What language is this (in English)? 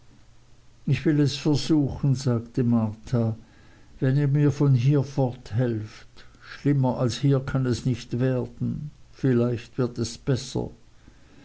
German